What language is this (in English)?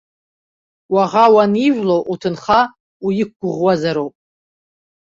Abkhazian